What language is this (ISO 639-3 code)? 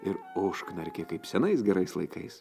lit